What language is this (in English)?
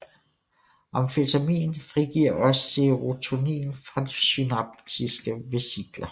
Danish